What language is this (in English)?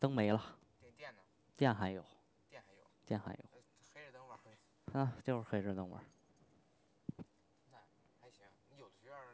Chinese